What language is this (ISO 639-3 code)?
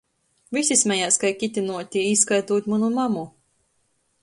ltg